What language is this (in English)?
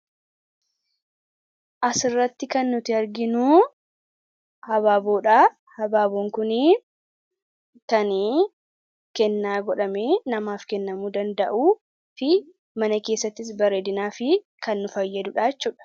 Oromo